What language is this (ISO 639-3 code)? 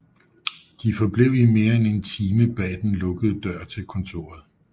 dan